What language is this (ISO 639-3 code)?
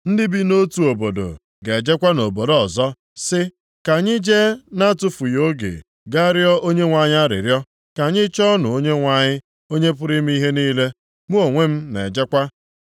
ibo